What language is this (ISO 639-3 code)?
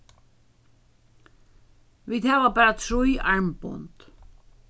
fao